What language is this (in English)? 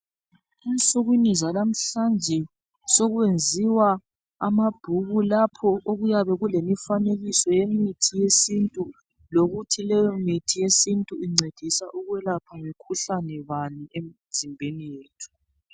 North Ndebele